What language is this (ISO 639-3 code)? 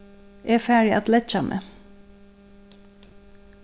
fao